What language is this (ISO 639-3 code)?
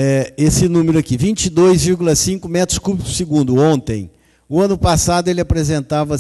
por